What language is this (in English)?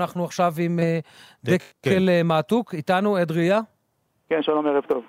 Hebrew